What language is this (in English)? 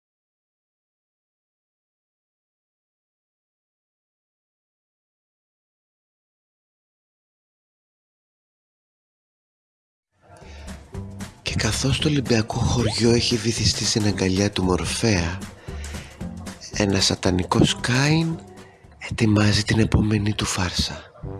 Greek